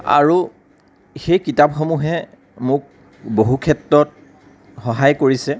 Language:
Assamese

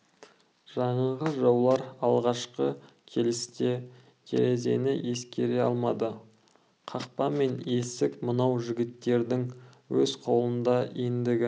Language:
Kazakh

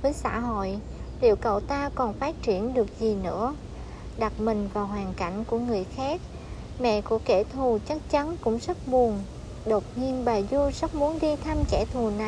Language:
Vietnamese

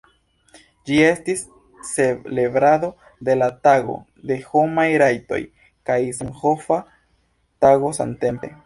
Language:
Esperanto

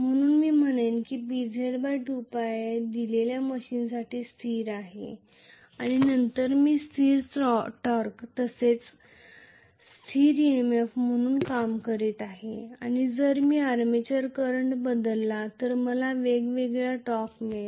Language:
Marathi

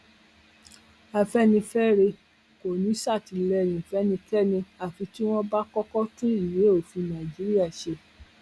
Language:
Yoruba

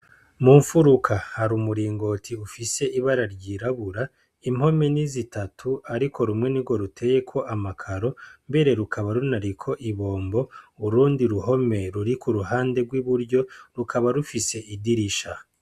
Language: Rundi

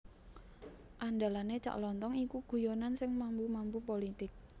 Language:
Javanese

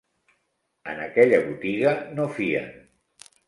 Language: Catalan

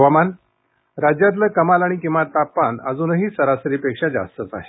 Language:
Marathi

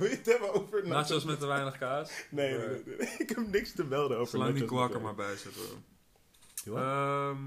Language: Dutch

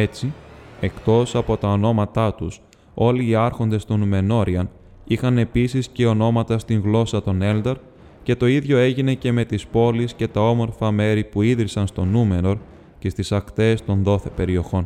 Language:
Greek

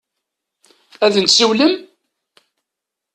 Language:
Kabyle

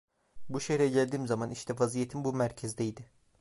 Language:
Turkish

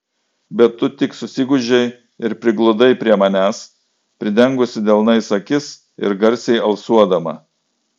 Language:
Lithuanian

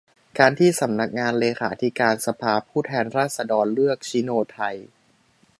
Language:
Thai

